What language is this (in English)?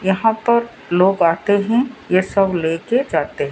Hindi